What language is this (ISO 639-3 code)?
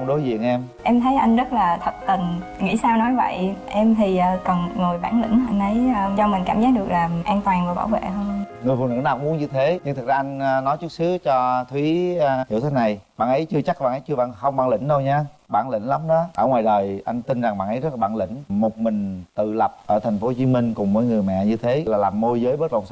vie